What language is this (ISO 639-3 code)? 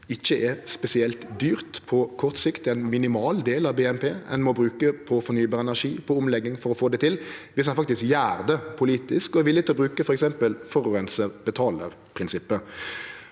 nor